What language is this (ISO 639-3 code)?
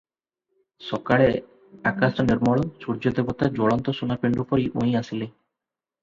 ori